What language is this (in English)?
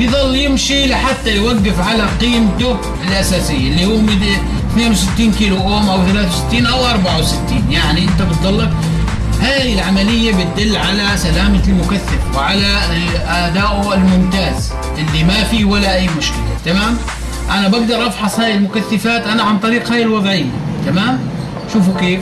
Arabic